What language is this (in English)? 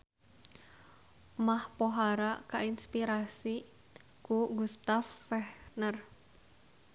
Sundanese